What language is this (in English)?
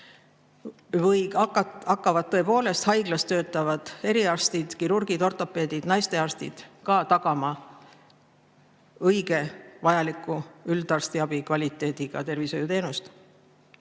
Estonian